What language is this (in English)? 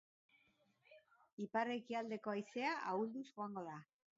Basque